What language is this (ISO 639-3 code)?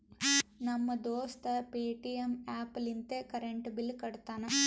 kan